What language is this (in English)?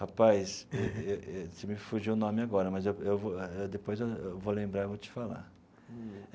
Portuguese